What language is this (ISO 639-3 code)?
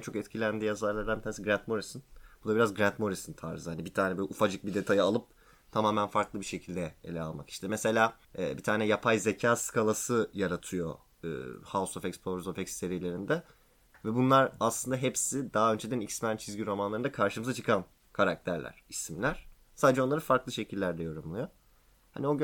tur